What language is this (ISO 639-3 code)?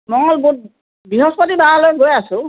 asm